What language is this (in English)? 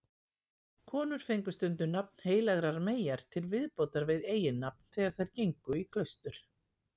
Icelandic